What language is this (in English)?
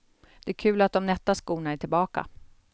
Swedish